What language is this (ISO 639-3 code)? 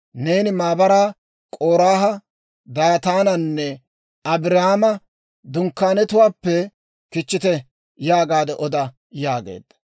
dwr